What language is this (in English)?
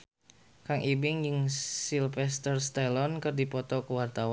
Sundanese